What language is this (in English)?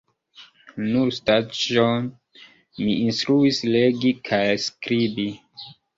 Esperanto